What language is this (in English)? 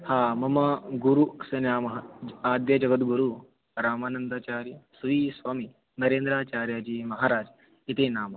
Sanskrit